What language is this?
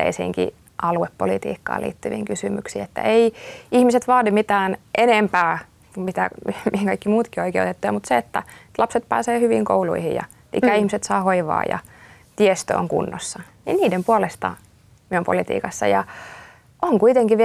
Finnish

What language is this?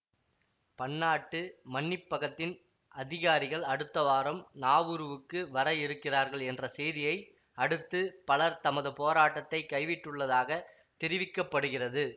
Tamil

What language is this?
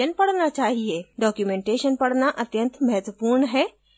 Hindi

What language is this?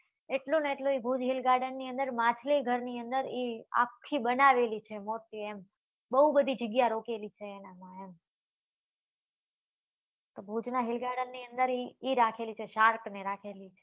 Gujarati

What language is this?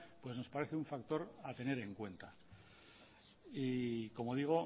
Spanish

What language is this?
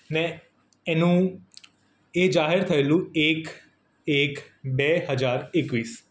Gujarati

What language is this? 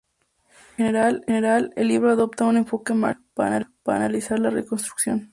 Spanish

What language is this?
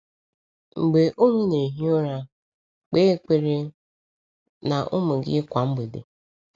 Igbo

